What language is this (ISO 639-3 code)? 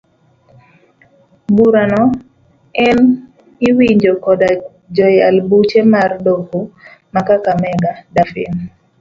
luo